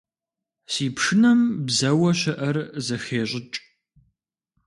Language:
Kabardian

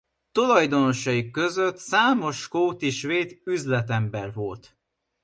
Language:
Hungarian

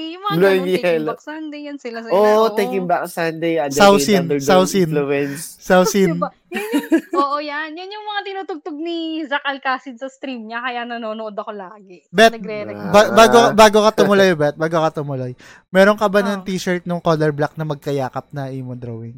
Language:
Filipino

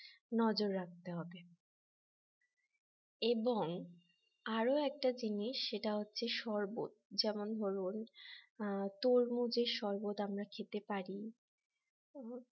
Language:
Bangla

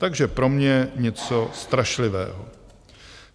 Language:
Czech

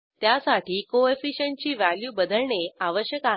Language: Marathi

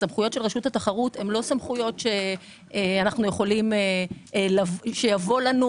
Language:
Hebrew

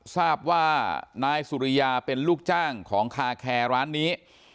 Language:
Thai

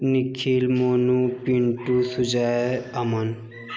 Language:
Maithili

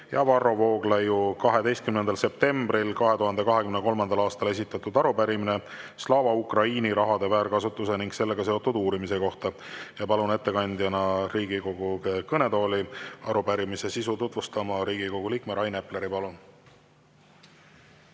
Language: Estonian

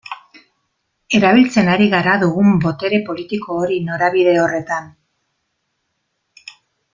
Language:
Basque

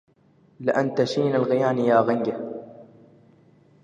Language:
Arabic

